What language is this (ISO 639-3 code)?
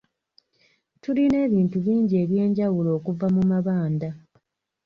lug